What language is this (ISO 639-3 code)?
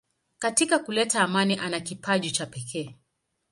swa